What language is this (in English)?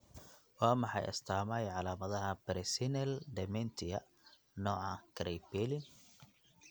Somali